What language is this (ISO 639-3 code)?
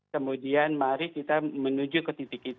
ind